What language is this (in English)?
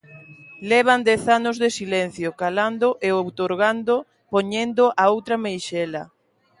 Galician